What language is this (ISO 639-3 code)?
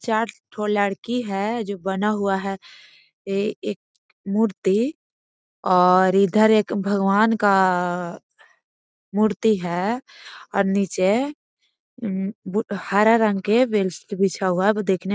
mag